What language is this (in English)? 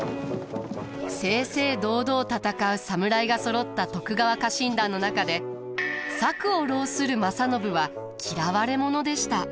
Japanese